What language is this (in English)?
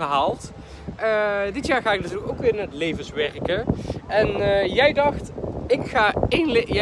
Dutch